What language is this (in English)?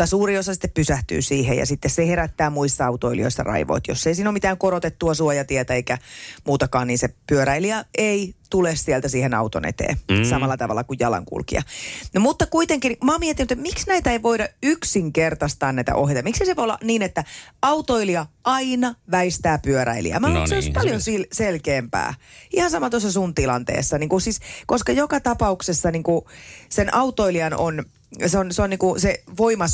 Finnish